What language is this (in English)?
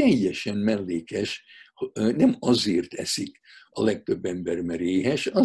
Hungarian